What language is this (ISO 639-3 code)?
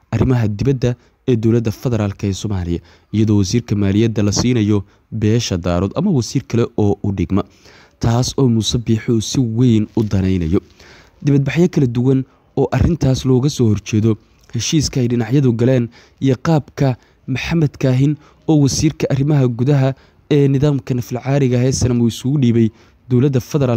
ara